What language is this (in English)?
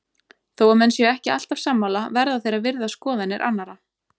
Icelandic